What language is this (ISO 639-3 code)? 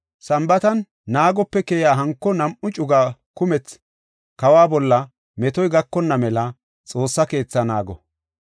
gof